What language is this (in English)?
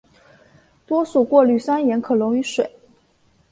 Chinese